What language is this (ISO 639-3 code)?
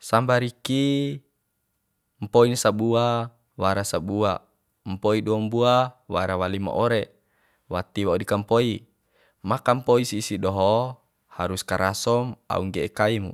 bhp